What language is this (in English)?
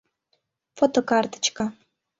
Mari